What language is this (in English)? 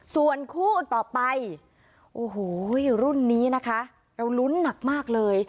Thai